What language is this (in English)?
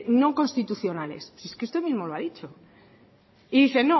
Spanish